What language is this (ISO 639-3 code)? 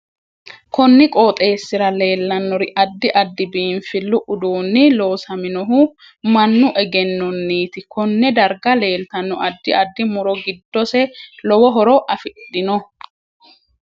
sid